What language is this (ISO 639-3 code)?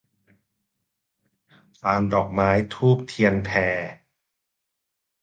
tha